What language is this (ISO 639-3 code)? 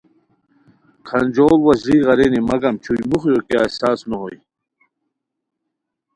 khw